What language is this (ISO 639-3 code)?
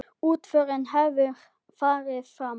isl